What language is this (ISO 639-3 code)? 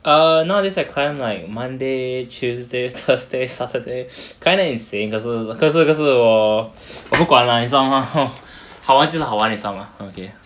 eng